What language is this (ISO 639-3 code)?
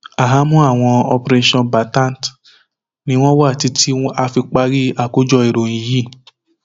yor